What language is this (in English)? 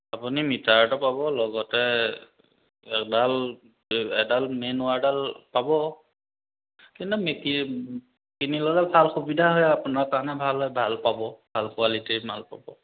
Assamese